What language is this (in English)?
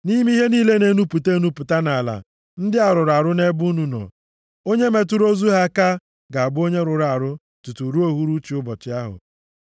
Igbo